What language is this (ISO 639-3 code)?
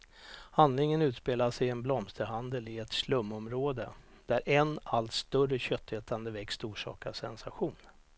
swe